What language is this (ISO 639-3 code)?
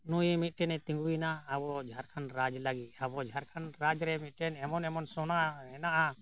sat